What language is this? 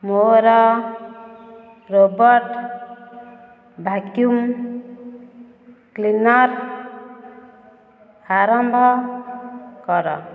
Odia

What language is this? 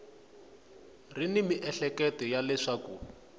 Tsonga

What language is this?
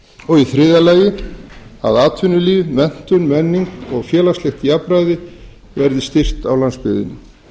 Icelandic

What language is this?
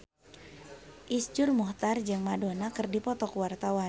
Sundanese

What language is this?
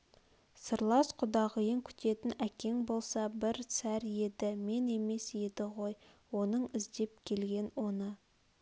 Kazakh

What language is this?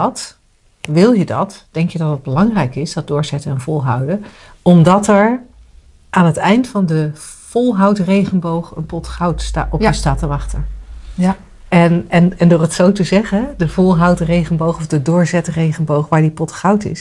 Dutch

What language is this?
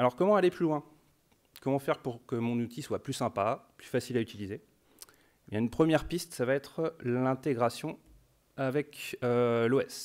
French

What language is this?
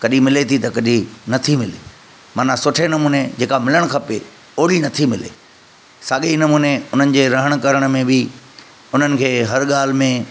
Sindhi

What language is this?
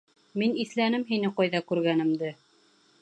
Bashkir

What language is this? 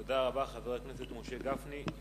Hebrew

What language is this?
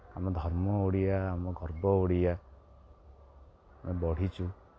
Odia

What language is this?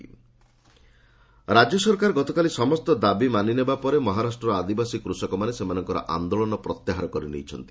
Odia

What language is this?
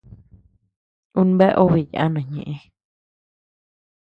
Tepeuxila Cuicatec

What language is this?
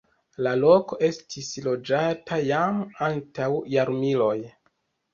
Esperanto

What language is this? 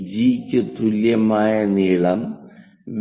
Malayalam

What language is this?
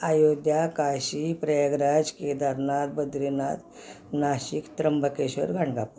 Marathi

